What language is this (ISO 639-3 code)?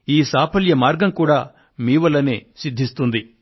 tel